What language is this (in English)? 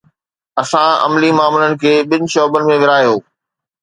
Sindhi